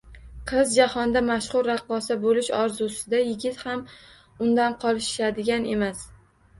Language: Uzbek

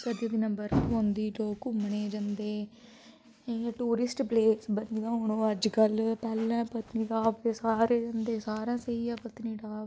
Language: Dogri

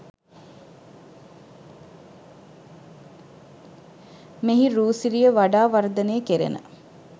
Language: Sinhala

